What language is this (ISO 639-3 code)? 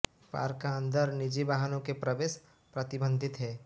hin